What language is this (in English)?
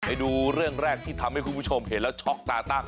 Thai